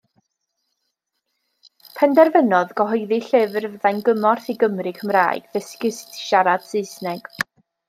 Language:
Welsh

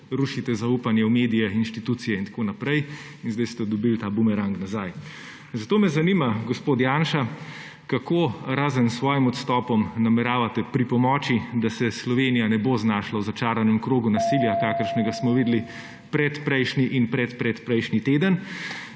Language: Slovenian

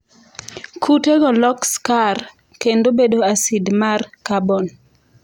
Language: Luo (Kenya and Tanzania)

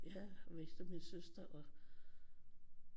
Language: Danish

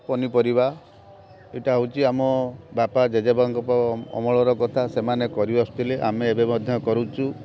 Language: Odia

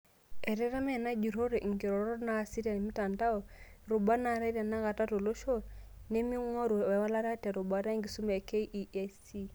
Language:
Masai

